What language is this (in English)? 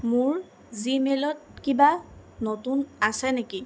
Assamese